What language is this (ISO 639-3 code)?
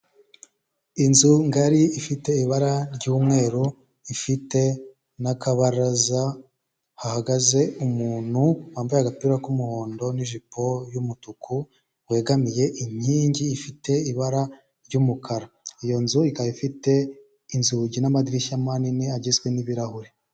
kin